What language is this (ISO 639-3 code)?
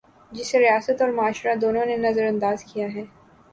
urd